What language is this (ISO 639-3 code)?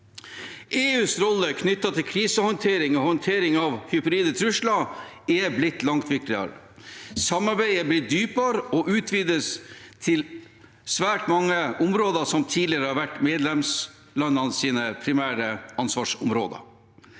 nor